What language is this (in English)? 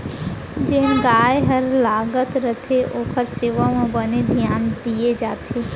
Chhattisgarhi